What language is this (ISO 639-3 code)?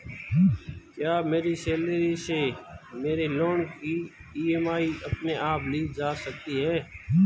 hin